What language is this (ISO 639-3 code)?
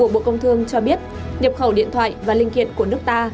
vie